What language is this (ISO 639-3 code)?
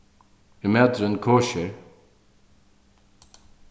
fao